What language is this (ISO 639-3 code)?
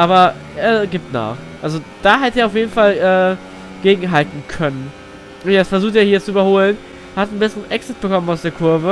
deu